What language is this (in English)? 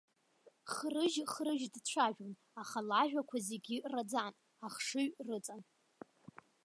Abkhazian